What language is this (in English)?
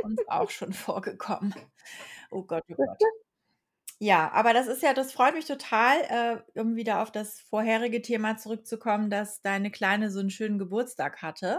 German